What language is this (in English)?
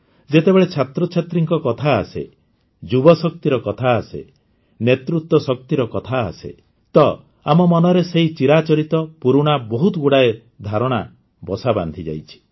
Odia